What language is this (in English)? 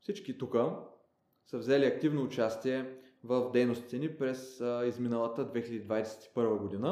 Bulgarian